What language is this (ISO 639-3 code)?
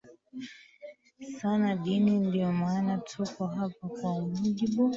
swa